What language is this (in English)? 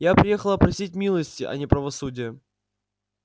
Russian